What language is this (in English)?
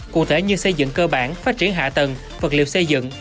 Vietnamese